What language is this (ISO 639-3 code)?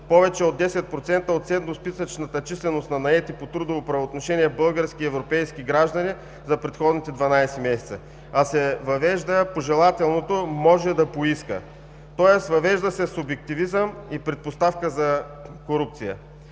bul